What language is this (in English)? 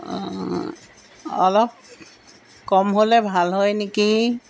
Assamese